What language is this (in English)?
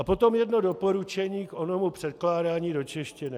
Czech